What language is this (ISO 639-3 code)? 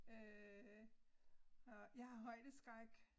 dan